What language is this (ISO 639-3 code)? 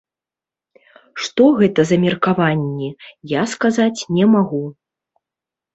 bel